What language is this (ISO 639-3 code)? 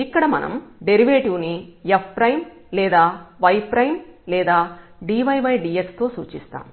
tel